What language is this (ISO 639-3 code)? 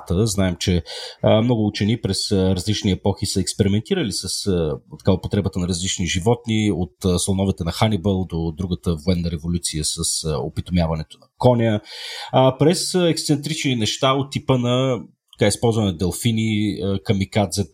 bul